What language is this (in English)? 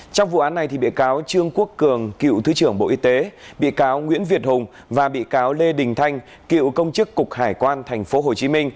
Vietnamese